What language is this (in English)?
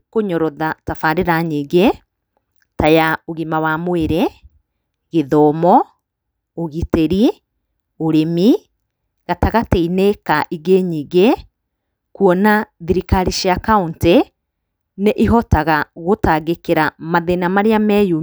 Kikuyu